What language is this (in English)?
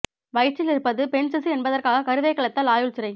Tamil